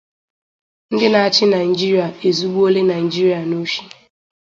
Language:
Igbo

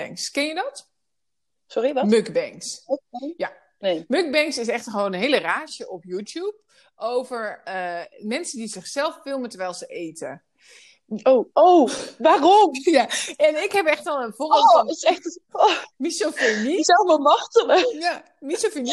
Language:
Dutch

